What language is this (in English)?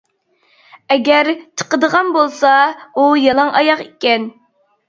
Uyghur